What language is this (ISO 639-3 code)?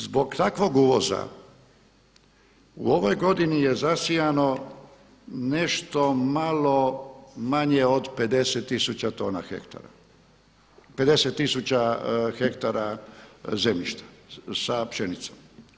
hrv